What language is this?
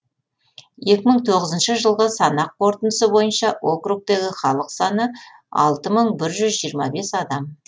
Kazakh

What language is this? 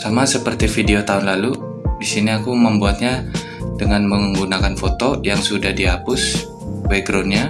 Indonesian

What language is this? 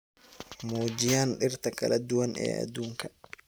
Somali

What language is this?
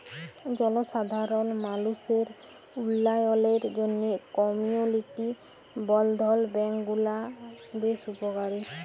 Bangla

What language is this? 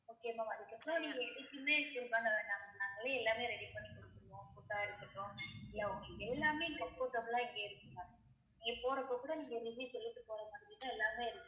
Tamil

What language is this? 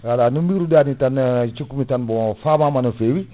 Fula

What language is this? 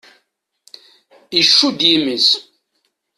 Kabyle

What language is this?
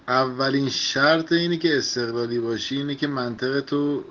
Russian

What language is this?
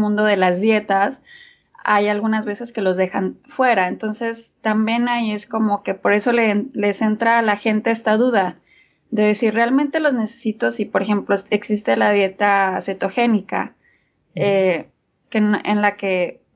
Spanish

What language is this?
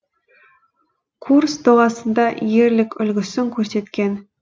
Kazakh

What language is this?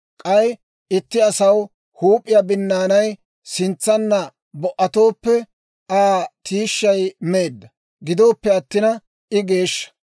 Dawro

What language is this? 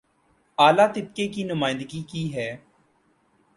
Urdu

